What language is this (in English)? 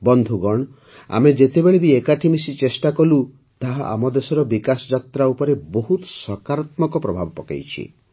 Odia